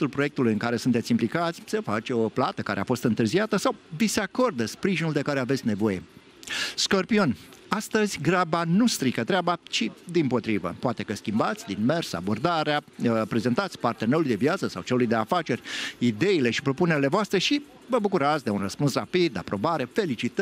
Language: Romanian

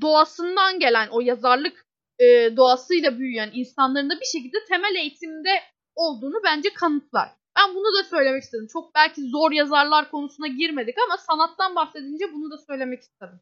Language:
Turkish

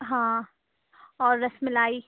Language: Urdu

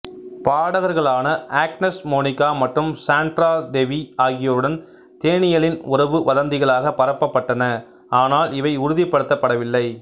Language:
Tamil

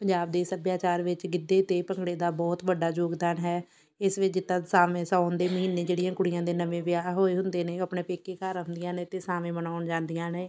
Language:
Punjabi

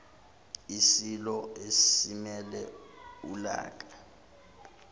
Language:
Zulu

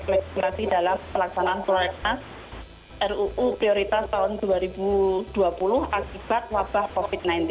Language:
Indonesian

